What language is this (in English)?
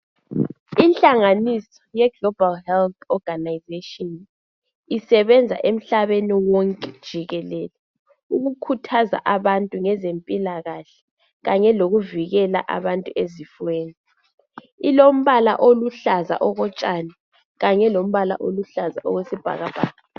North Ndebele